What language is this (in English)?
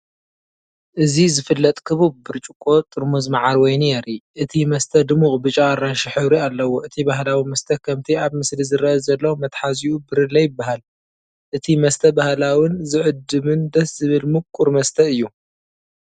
Tigrinya